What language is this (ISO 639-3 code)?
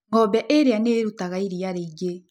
kik